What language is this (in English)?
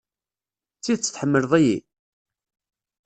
Kabyle